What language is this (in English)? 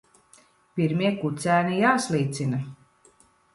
Latvian